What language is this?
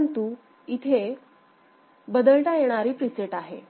Marathi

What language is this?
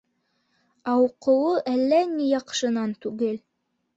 Bashkir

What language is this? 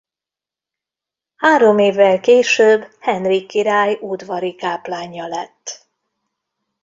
Hungarian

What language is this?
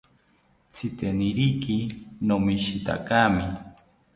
South Ucayali Ashéninka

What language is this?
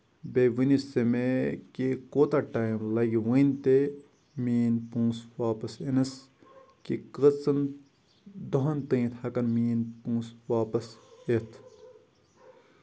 Kashmiri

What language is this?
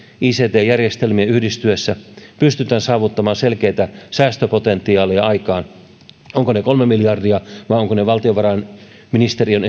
Finnish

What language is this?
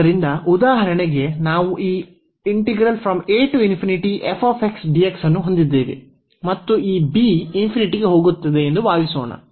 Kannada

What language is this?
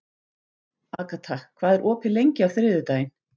Icelandic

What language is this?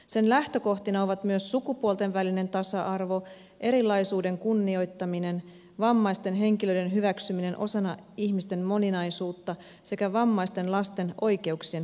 Finnish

